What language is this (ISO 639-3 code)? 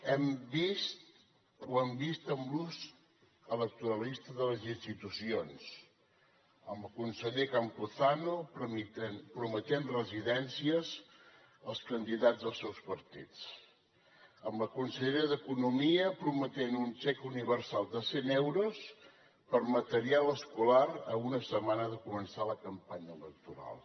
cat